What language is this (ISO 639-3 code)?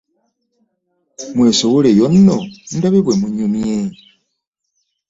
lug